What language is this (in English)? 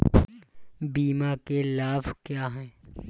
Hindi